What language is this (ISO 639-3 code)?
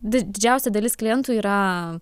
lit